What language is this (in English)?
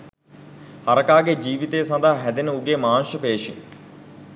Sinhala